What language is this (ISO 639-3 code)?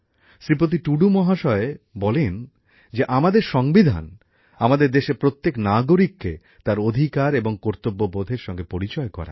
ben